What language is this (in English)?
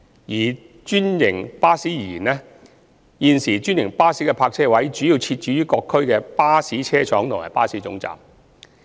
Cantonese